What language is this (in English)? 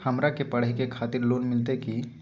Magahi